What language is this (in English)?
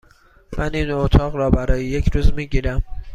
Persian